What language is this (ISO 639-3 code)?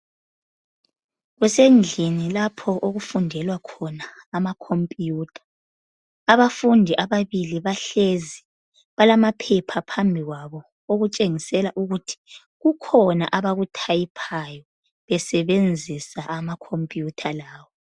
nde